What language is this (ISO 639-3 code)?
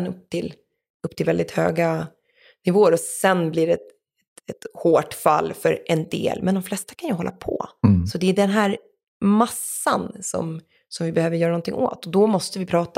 swe